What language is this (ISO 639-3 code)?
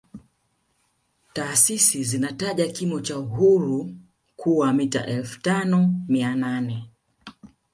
swa